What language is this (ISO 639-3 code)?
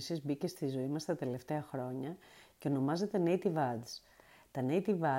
ell